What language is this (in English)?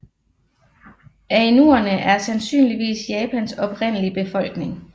Danish